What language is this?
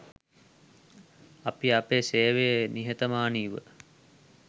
Sinhala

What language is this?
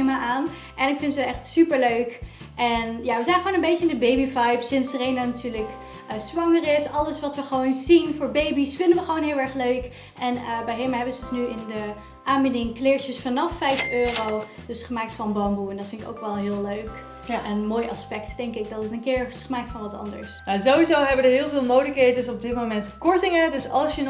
Dutch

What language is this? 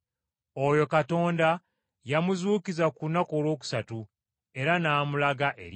Ganda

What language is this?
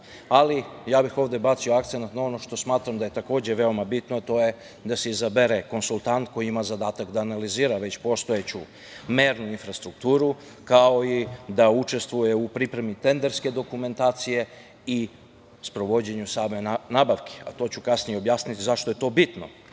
Serbian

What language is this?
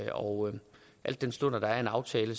Danish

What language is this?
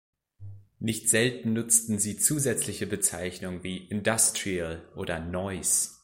German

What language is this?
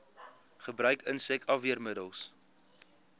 Afrikaans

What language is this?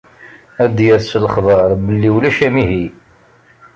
Kabyle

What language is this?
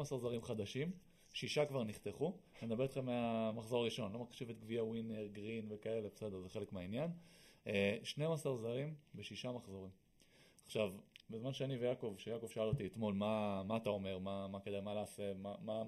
Hebrew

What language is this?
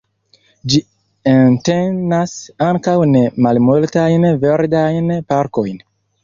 Esperanto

